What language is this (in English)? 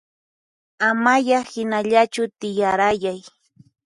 Puno Quechua